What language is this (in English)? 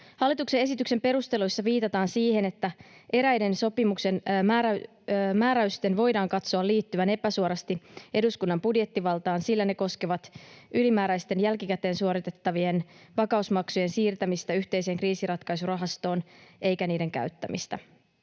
Finnish